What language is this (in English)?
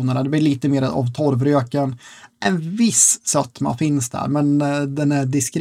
Swedish